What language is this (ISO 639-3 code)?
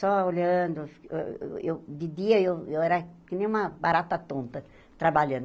por